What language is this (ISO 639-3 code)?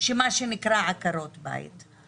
heb